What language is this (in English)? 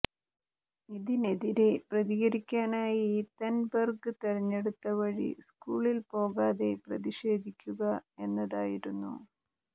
Malayalam